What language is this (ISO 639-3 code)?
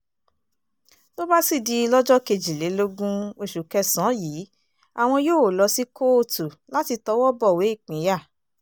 yor